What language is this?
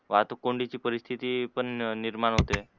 Marathi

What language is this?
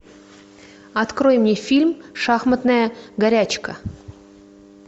Russian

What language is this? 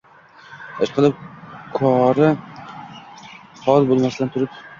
Uzbek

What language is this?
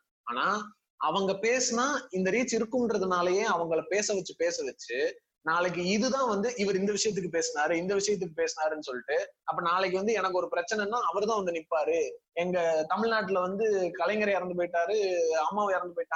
Tamil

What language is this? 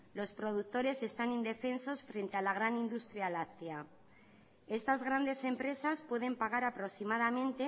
Spanish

